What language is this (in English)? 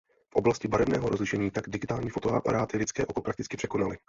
Czech